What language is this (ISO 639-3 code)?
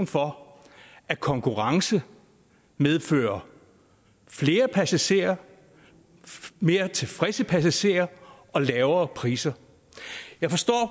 dan